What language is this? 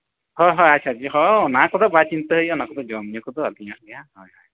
Santali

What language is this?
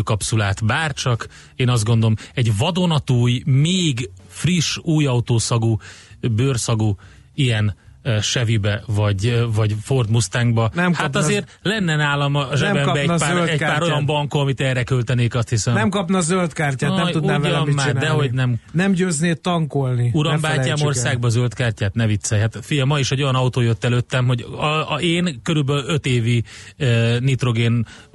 Hungarian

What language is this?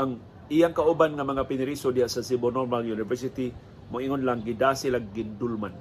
Filipino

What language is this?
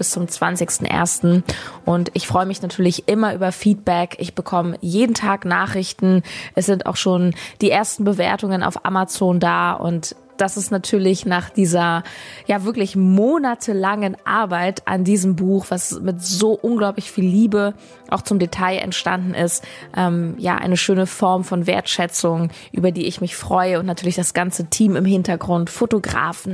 German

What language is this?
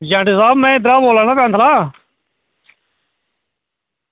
Dogri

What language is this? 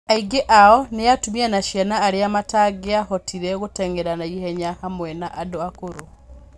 Kikuyu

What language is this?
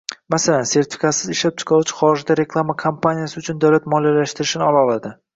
Uzbek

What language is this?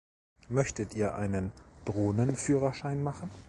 German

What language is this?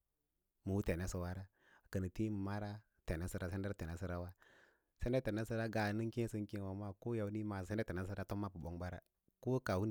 Lala-Roba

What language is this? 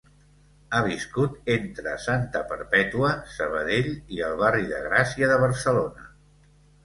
Catalan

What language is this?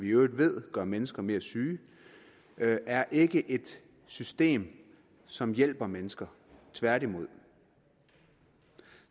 Danish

